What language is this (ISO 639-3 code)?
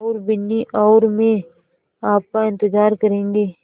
hin